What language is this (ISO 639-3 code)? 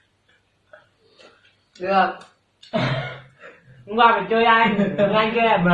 vie